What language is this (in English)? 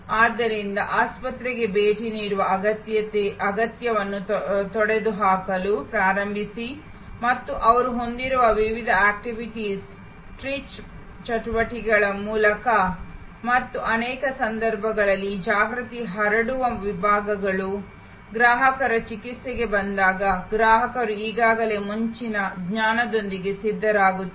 Kannada